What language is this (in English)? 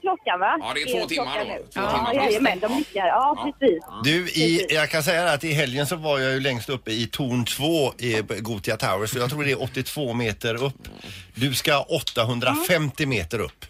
Swedish